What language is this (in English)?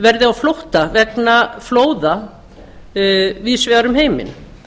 Icelandic